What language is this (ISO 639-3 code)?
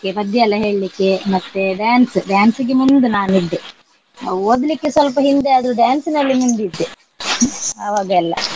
kan